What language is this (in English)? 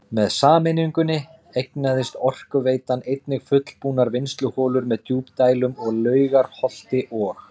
Icelandic